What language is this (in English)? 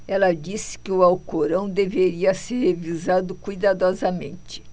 Portuguese